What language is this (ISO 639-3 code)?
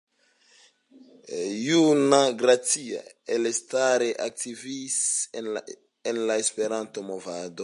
epo